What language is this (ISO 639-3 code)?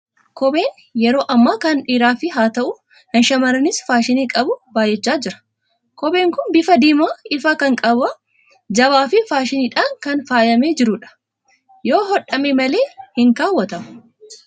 orm